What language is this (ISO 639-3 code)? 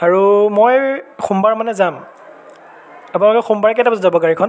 asm